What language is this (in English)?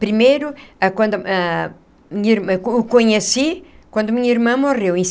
Portuguese